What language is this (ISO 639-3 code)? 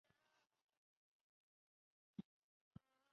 zho